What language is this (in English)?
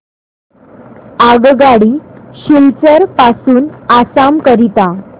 Marathi